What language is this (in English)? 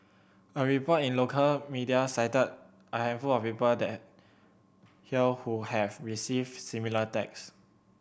English